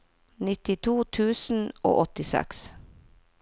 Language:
Norwegian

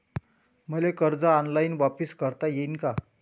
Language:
Marathi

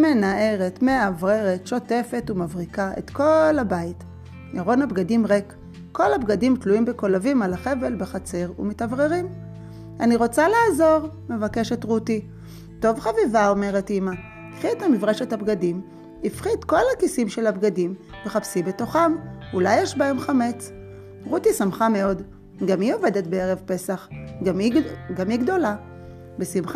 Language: Hebrew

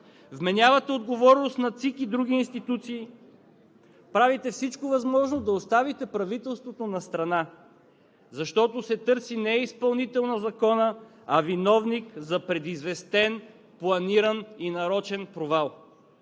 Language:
Bulgarian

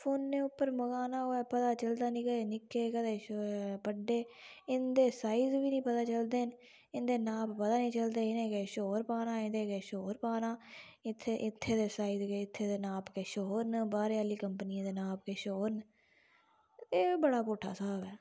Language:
Dogri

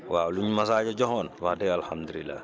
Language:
Wolof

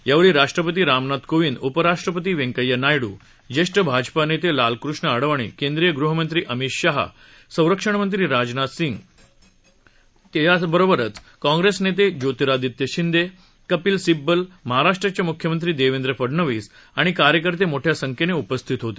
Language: Marathi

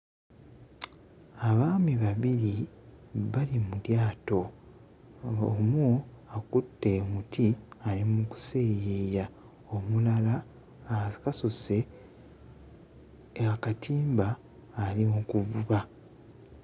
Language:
Ganda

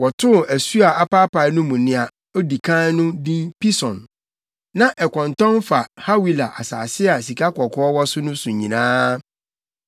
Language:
Akan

